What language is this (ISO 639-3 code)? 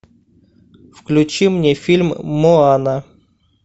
rus